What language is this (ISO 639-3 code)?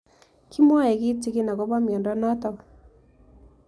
kln